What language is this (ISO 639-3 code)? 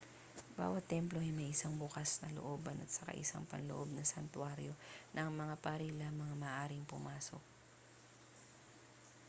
fil